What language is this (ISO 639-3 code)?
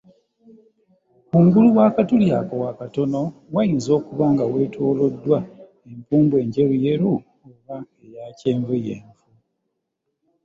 lug